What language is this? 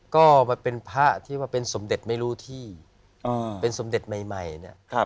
Thai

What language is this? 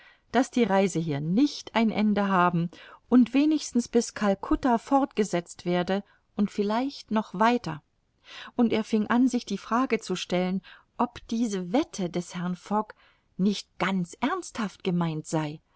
German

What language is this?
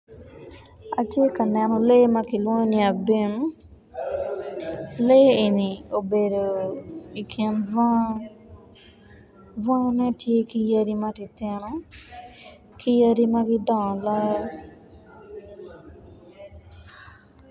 Acoli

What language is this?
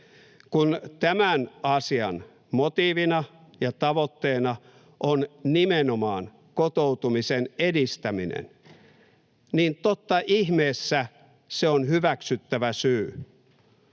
Finnish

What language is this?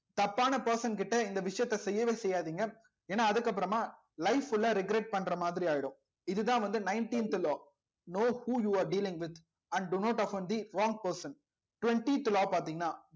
Tamil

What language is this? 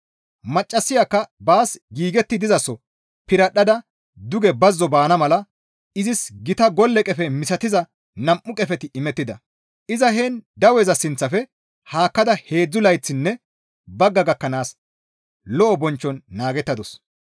Gamo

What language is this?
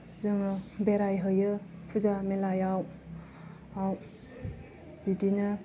Bodo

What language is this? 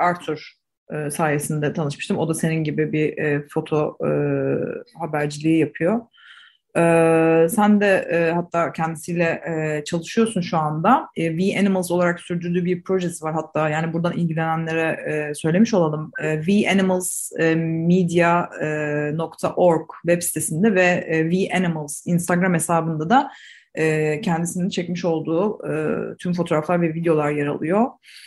Turkish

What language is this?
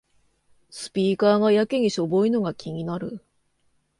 Japanese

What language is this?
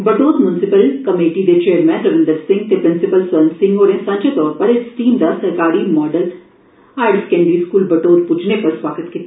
Dogri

